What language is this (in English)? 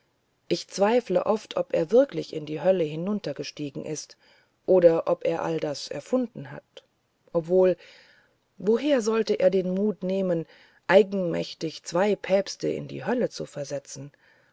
German